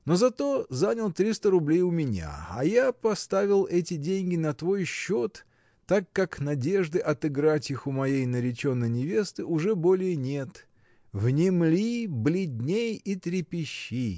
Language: Russian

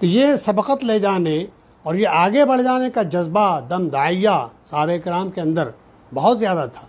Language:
Hindi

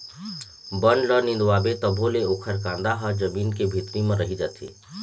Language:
Chhattisgarhi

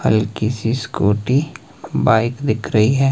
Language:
Hindi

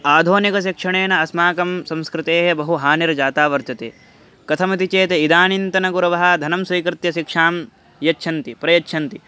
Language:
Sanskrit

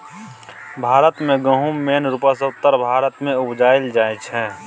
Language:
Maithili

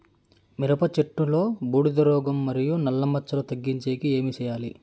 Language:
Telugu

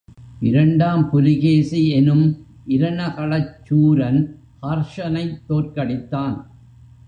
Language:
Tamil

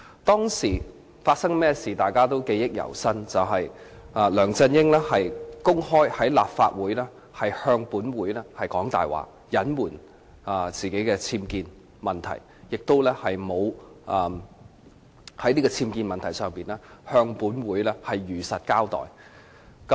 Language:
Cantonese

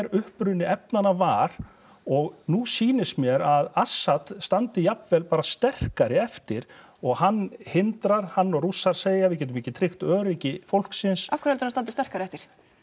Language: Icelandic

